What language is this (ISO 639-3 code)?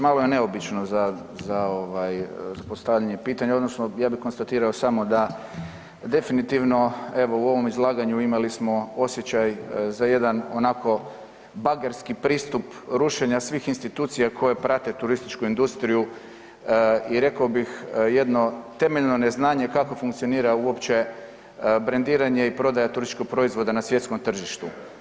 hrv